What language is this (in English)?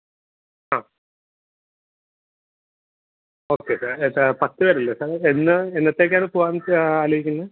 Malayalam